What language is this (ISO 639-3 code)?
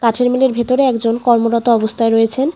ben